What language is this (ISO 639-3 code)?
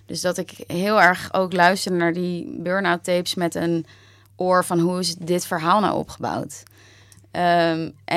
nld